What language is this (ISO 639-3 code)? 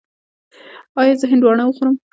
pus